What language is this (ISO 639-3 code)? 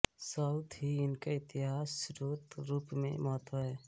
hin